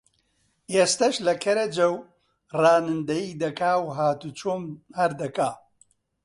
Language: Central Kurdish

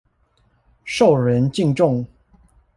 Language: Chinese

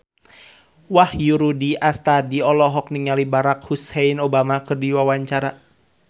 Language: Sundanese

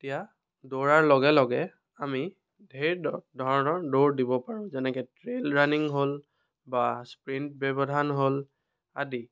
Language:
Assamese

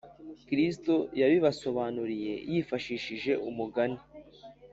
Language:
Kinyarwanda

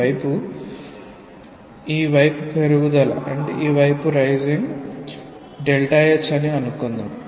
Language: Telugu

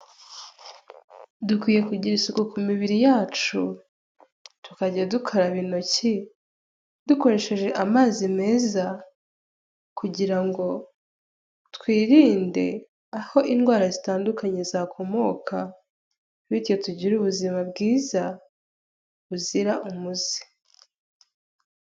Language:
Kinyarwanda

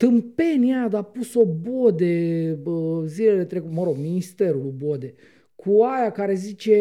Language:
Romanian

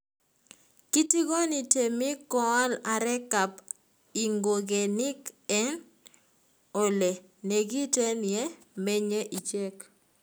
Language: Kalenjin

